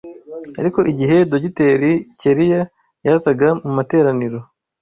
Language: Kinyarwanda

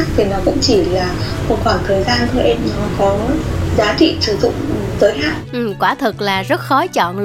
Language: Vietnamese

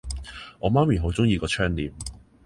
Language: Cantonese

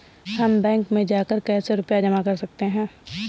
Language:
Hindi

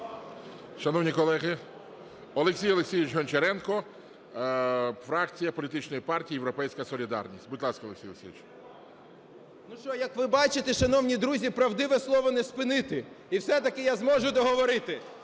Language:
Ukrainian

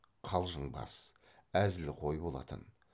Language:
Kazakh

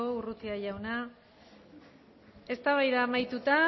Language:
Basque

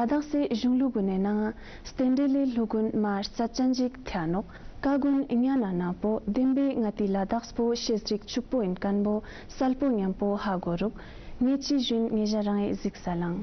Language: Romanian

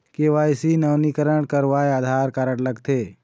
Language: Chhattisgarhi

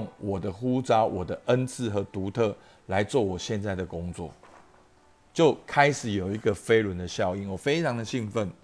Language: Chinese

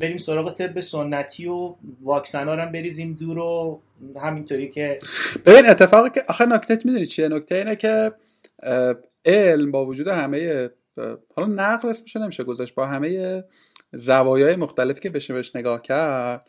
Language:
Persian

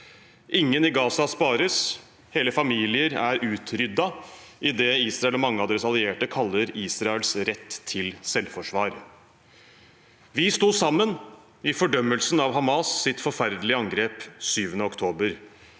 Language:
Norwegian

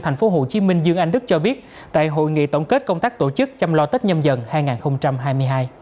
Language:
Vietnamese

